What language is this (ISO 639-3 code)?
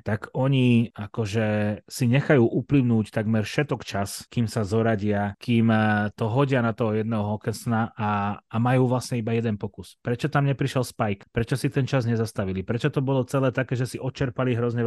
slk